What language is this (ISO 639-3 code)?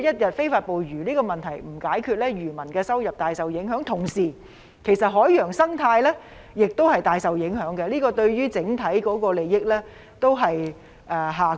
yue